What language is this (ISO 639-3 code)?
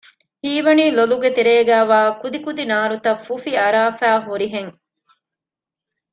div